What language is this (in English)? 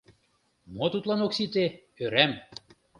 Mari